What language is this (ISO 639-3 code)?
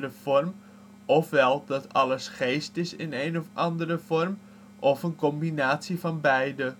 nld